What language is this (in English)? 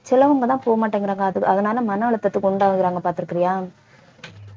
Tamil